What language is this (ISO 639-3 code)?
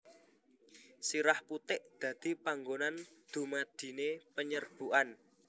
jav